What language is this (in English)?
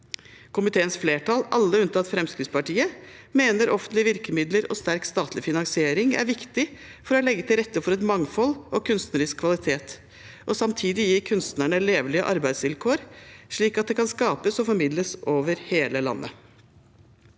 Norwegian